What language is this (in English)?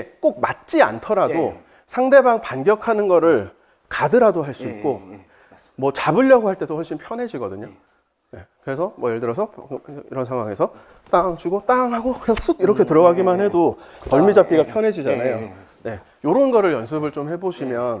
Korean